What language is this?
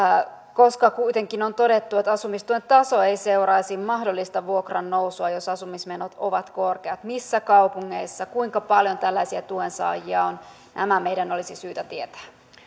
Finnish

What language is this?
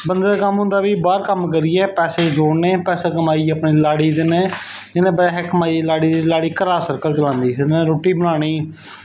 Dogri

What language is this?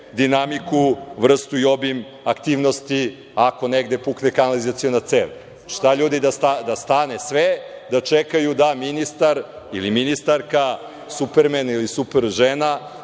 Serbian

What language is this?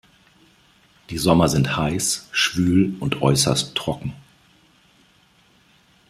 German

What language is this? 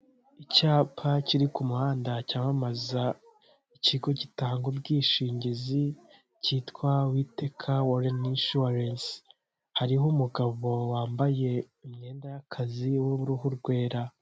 Kinyarwanda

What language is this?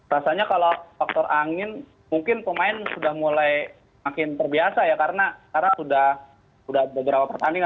Indonesian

